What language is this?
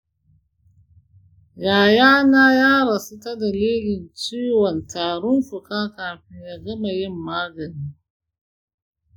Hausa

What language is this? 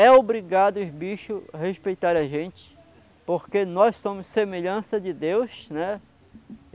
Portuguese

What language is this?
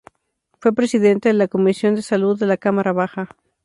Spanish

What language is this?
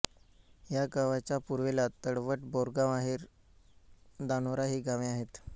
Marathi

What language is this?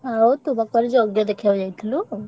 Odia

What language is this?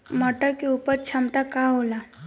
Bhojpuri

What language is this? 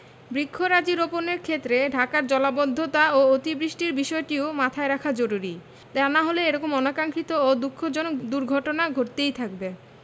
Bangla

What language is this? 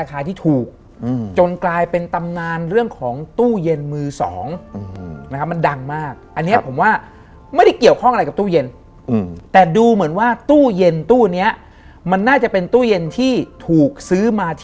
Thai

